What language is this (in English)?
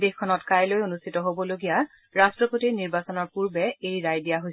Assamese